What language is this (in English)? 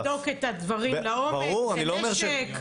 Hebrew